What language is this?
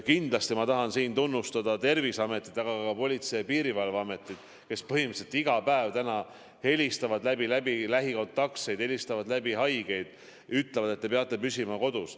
Estonian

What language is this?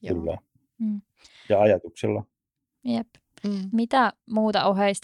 Finnish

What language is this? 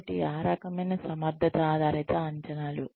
Telugu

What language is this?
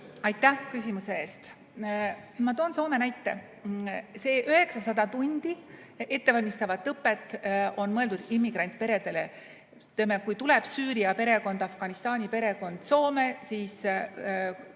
Estonian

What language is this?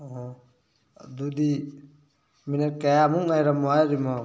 Manipuri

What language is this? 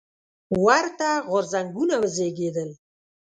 Pashto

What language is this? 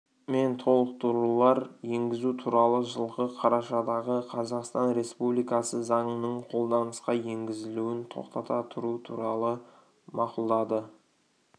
Kazakh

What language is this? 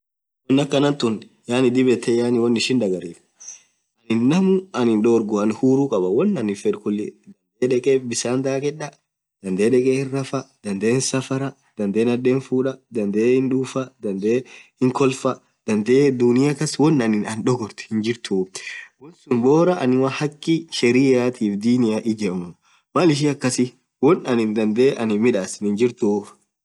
Orma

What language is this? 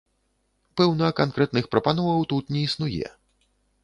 Belarusian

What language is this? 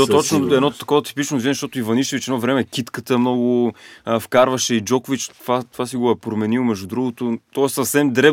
Bulgarian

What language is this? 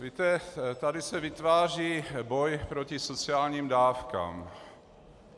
Czech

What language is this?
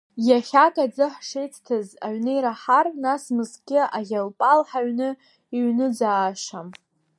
Abkhazian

